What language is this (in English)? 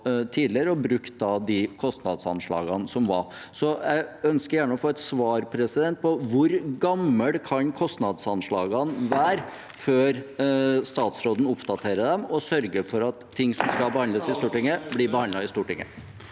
Norwegian